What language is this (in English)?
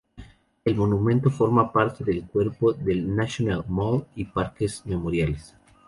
Spanish